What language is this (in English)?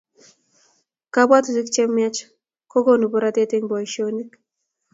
Kalenjin